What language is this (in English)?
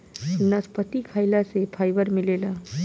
Bhojpuri